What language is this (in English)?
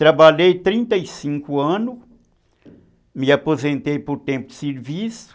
Portuguese